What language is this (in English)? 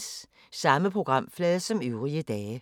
Danish